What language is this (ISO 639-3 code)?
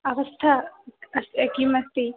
san